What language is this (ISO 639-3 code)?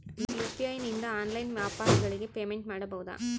kan